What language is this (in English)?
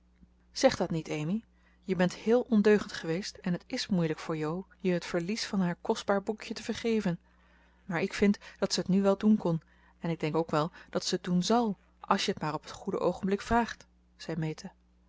Dutch